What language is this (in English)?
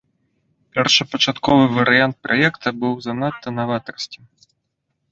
Belarusian